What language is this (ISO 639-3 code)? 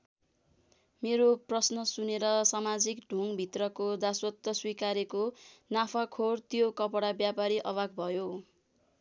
nep